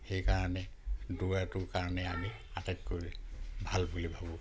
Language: Assamese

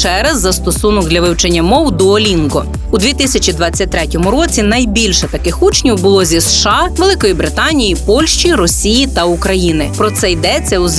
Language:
Ukrainian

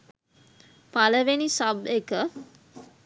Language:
Sinhala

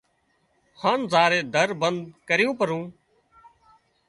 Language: Wadiyara Koli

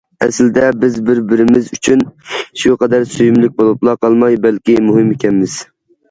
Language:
Uyghur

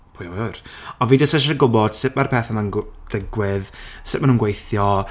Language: Welsh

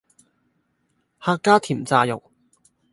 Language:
Cantonese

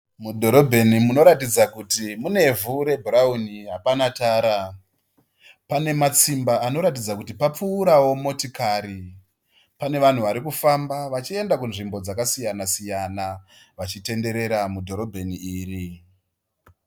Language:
Shona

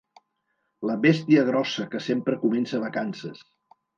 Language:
Catalan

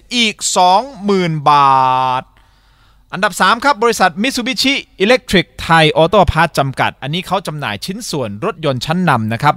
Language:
Thai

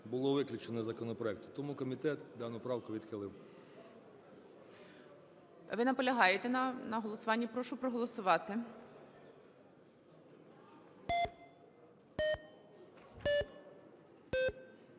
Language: Ukrainian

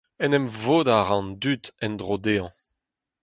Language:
Breton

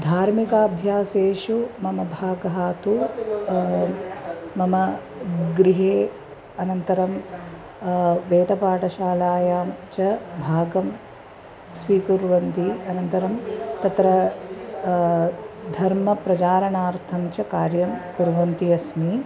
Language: Sanskrit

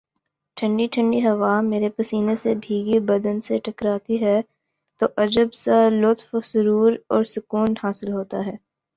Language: Urdu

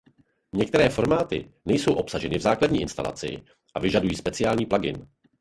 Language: Czech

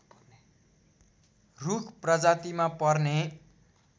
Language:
Nepali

